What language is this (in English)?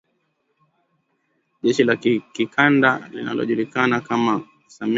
Swahili